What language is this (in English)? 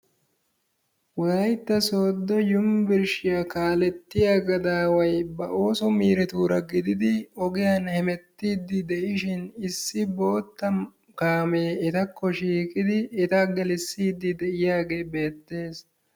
Wolaytta